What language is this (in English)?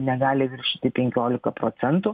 Lithuanian